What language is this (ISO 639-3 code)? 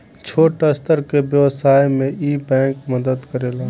bho